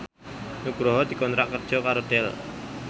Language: Javanese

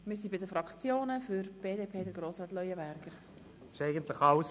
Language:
Swiss German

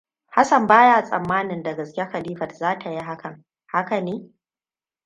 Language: Hausa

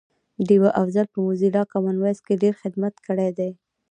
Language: Pashto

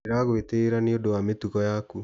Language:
Kikuyu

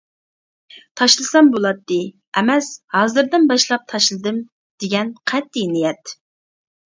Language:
Uyghur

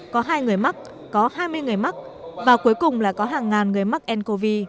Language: Vietnamese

